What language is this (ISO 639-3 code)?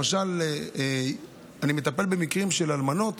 heb